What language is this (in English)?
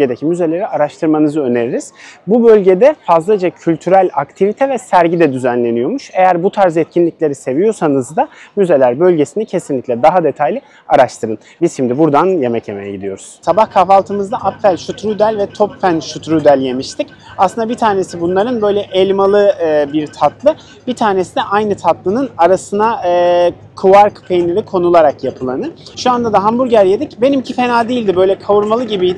Turkish